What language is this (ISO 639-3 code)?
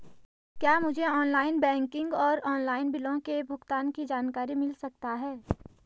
hin